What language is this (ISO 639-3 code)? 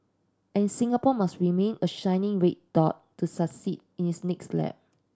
eng